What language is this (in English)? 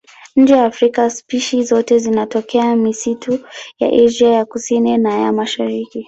Swahili